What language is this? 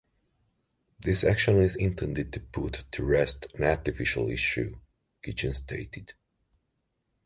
English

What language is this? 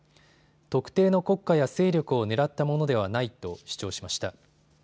Japanese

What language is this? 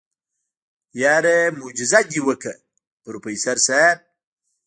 Pashto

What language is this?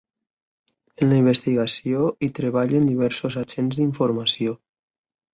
Catalan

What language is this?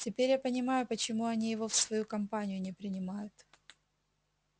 Russian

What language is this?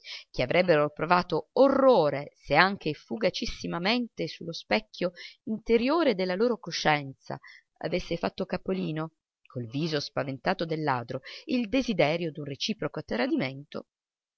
Italian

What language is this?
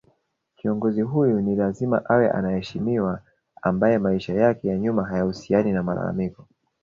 Swahili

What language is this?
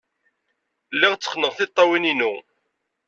Kabyle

